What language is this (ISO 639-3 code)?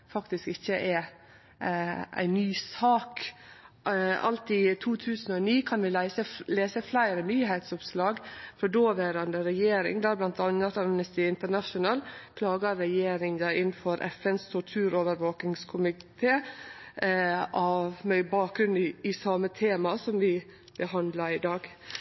nno